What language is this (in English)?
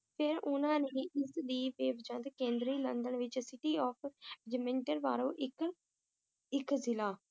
Punjabi